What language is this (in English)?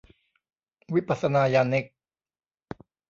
Thai